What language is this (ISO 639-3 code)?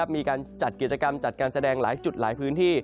tha